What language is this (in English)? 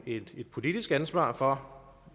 Danish